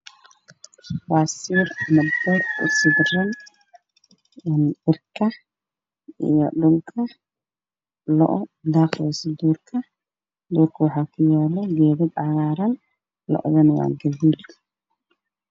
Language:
Somali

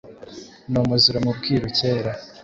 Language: Kinyarwanda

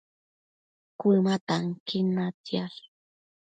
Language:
Matsés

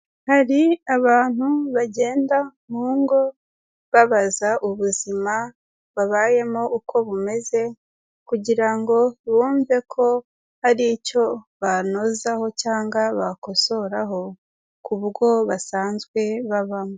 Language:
Kinyarwanda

